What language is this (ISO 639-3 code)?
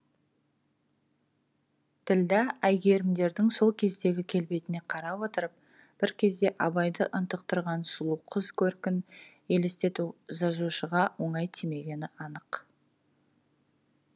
kaz